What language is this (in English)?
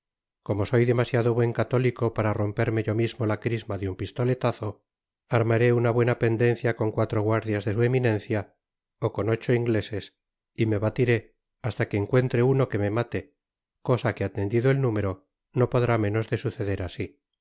Spanish